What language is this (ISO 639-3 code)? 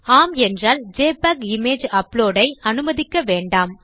tam